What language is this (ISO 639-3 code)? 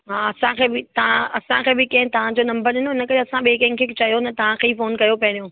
snd